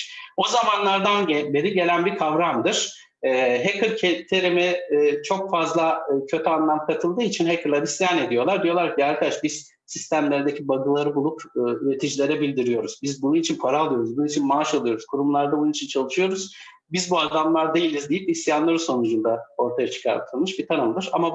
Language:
Turkish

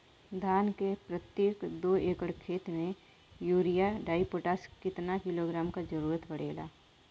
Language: Bhojpuri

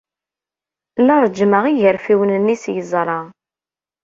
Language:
Kabyle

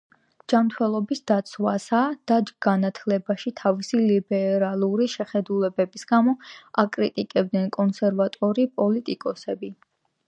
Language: Georgian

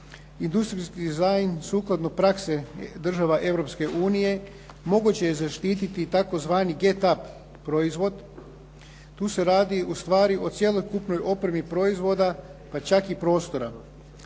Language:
Croatian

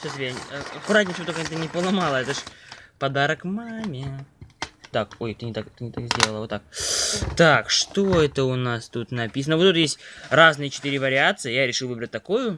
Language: Russian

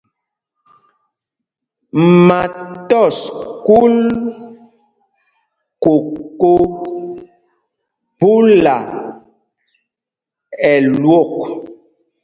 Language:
Mpumpong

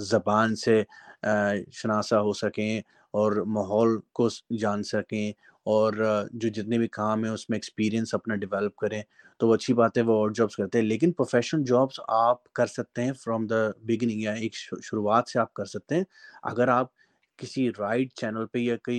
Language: Urdu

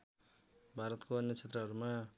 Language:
Nepali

